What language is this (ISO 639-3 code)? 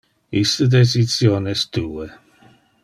ina